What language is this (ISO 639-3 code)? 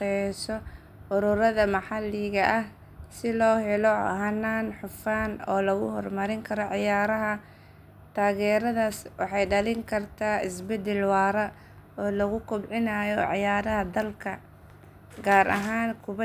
som